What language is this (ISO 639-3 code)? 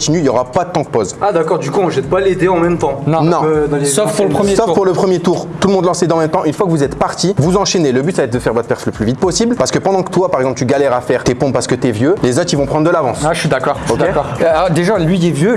fra